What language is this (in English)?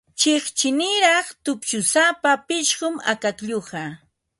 Ambo-Pasco Quechua